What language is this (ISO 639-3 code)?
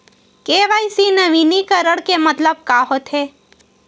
hne